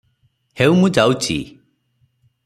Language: Odia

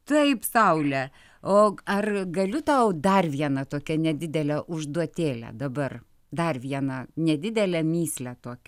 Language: Lithuanian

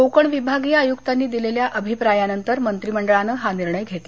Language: Marathi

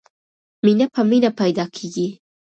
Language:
Pashto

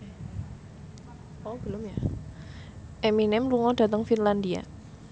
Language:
Javanese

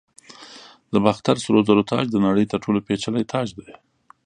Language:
Pashto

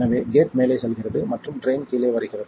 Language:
Tamil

